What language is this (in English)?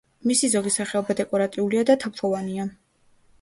Georgian